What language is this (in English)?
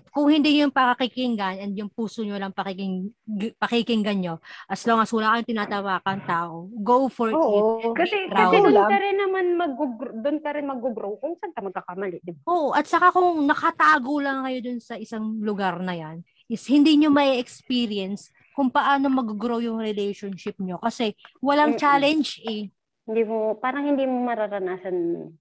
Filipino